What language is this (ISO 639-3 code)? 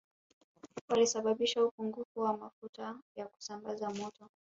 swa